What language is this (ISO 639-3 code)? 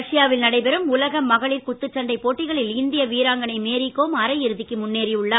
tam